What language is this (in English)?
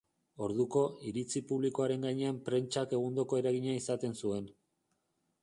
Basque